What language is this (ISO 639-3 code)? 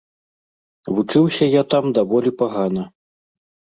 bel